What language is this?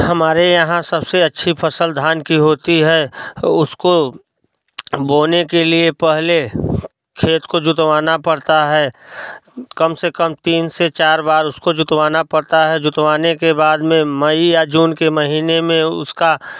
Hindi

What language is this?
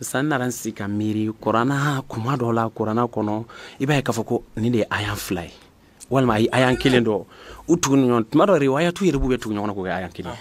French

